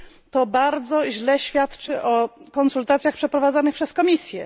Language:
Polish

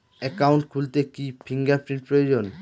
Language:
Bangla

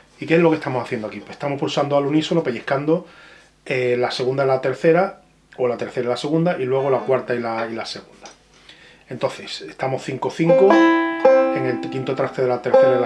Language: Spanish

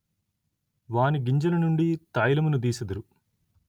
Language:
Telugu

